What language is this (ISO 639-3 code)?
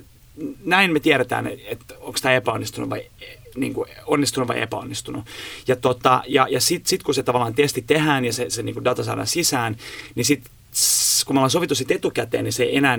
fin